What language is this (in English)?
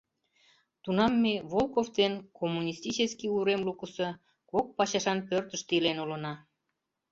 Mari